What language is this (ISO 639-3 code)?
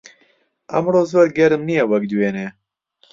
ckb